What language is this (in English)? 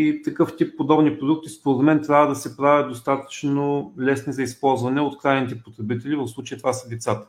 Bulgarian